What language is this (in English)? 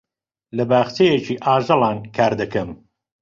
Central Kurdish